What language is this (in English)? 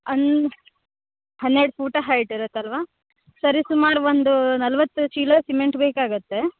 Kannada